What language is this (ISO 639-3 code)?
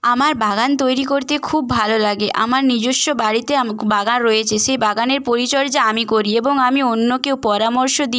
ben